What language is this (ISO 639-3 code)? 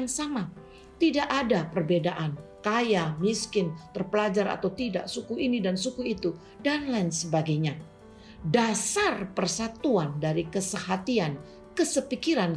ind